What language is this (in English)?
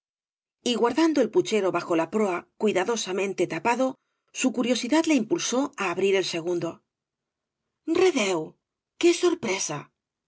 Spanish